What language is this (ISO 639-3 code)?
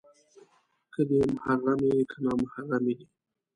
pus